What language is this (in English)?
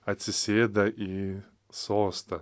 Lithuanian